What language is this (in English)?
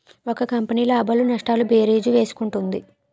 Telugu